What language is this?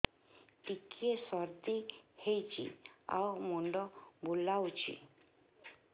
Odia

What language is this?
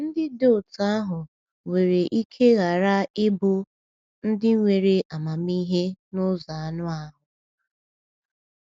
Igbo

